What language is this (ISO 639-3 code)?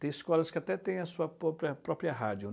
por